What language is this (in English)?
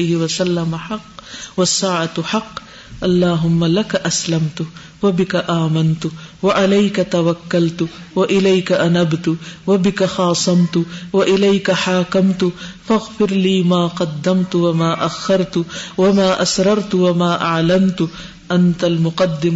Urdu